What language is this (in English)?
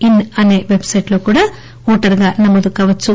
Telugu